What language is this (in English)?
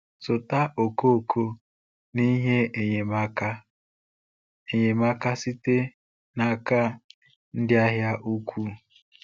Igbo